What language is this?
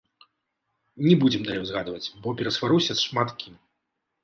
Belarusian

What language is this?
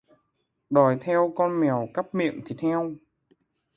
Vietnamese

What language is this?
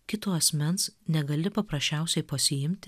Lithuanian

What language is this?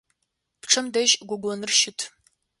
Adyghe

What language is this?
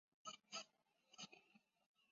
Chinese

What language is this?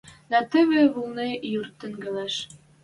Western Mari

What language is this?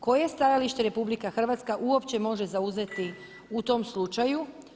Croatian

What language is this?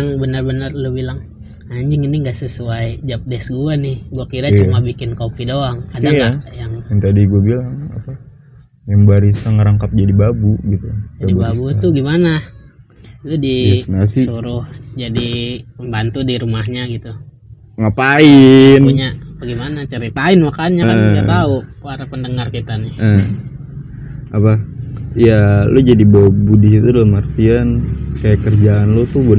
Indonesian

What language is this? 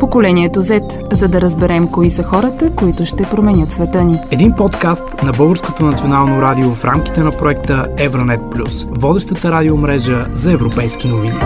Bulgarian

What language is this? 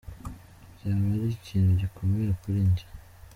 Kinyarwanda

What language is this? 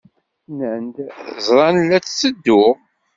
Kabyle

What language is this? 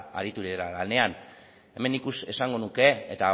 Basque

